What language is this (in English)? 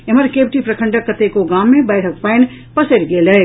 Maithili